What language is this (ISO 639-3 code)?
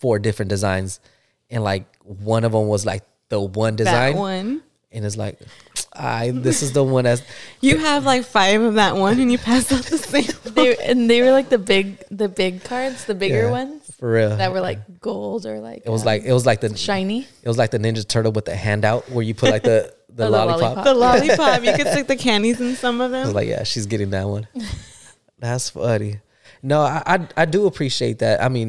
eng